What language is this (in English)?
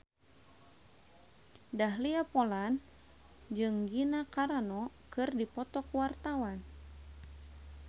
Sundanese